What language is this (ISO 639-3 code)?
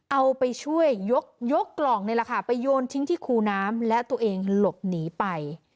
tha